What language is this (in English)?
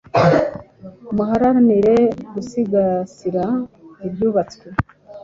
Kinyarwanda